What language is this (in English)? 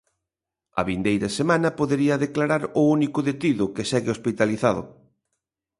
Galician